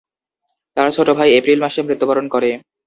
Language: Bangla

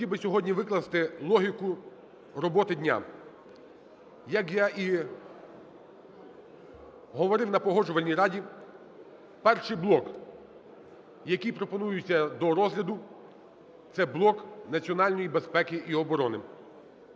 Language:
Ukrainian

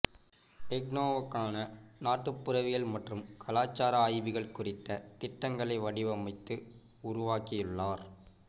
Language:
Tamil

